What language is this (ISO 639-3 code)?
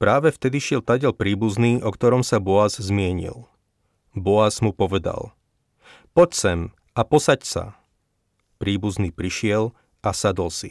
slk